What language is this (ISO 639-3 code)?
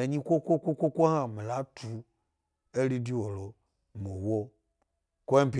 gby